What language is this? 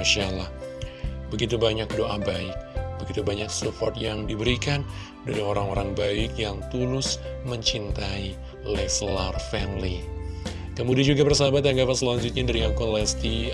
Indonesian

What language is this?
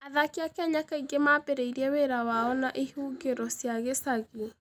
Kikuyu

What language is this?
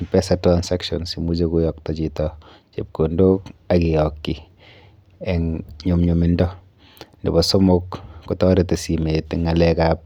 Kalenjin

